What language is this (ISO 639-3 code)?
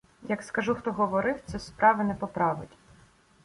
ukr